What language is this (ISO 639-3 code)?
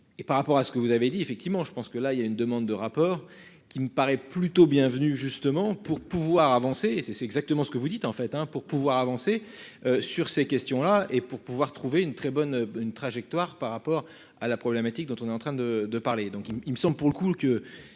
fra